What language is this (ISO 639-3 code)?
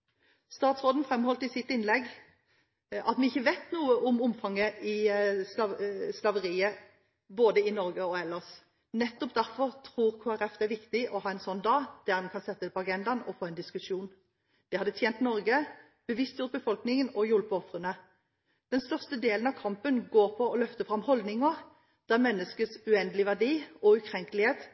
nob